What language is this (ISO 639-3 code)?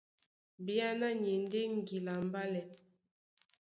dua